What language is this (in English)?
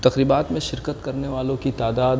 Urdu